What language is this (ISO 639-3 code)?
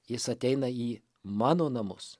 lit